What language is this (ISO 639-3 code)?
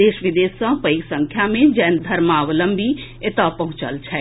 mai